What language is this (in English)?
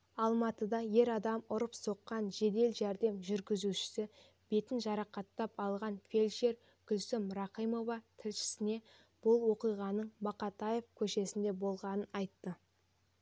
Kazakh